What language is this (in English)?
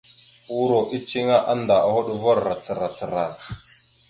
Mada (Cameroon)